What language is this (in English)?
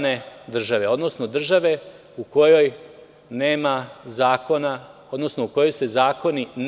Serbian